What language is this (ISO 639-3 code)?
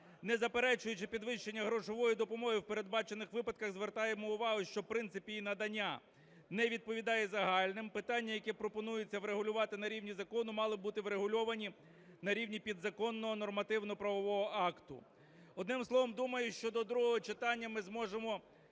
ukr